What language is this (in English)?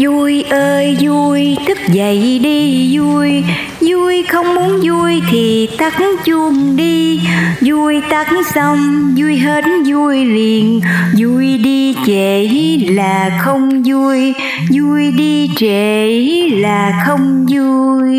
Vietnamese